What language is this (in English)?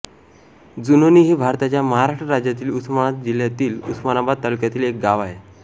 Marathi